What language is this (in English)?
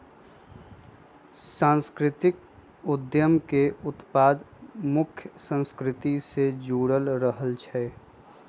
Magahi